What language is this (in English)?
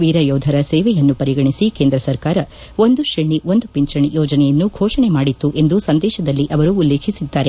Kannada